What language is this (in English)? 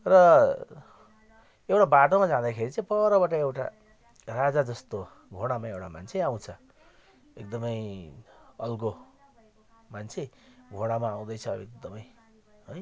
Nepali